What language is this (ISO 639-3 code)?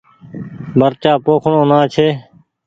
gig